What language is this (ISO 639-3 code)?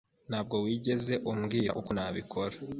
kin